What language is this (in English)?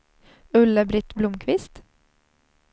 Swedish